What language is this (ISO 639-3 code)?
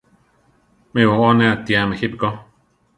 tar